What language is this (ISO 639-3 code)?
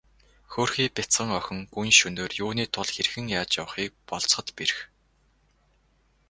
mon